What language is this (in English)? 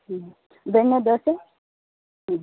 Kannada